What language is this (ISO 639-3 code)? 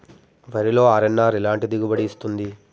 tel